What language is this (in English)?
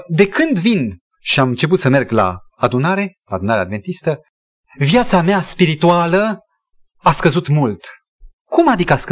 Romanian